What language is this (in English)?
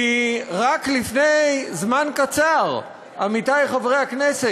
Hebrew